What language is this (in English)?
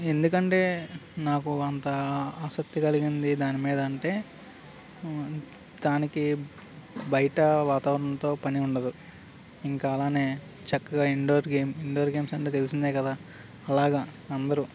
Telugu